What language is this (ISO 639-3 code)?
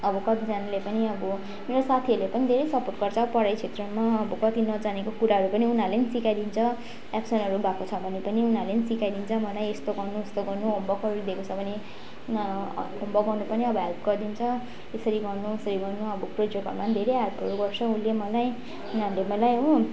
nep